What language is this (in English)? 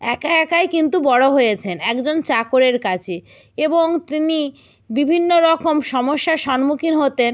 Bangla